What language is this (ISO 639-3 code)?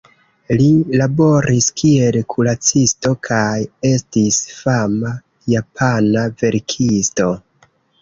epo